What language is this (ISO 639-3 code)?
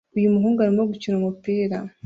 kin